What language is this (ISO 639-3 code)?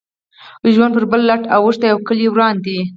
pus